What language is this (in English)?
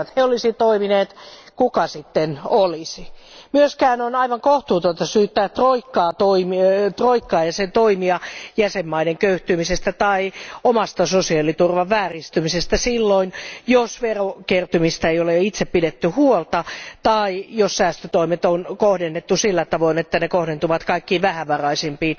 Finnish